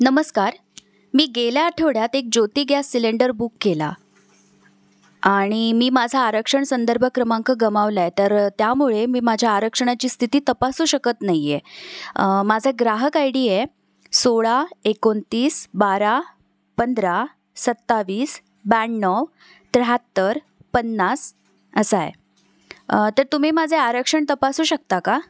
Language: Marathi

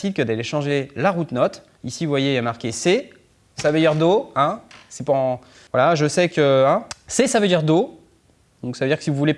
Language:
French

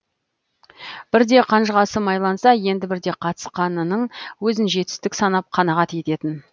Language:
Kazakh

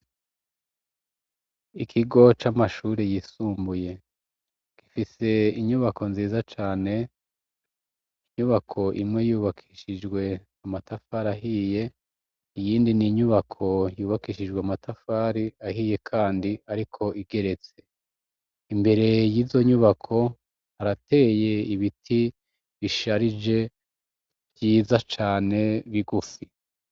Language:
Rundi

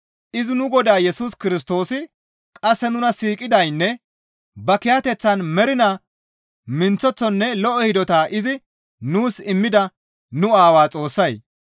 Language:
Gamo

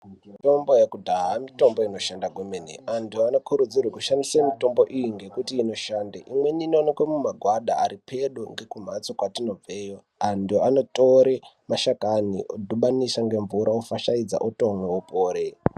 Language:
Ndau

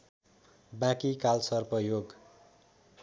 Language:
Nepali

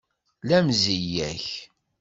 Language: Kabyle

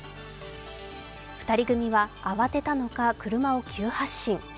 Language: Japanese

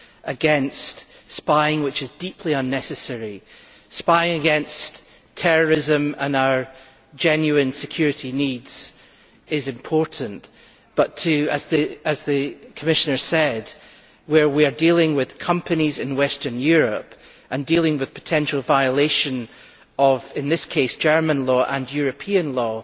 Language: English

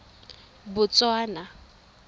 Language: Tswana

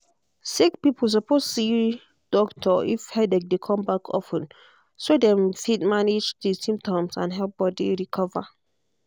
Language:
Nigerian Pidgin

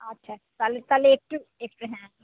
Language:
Bangla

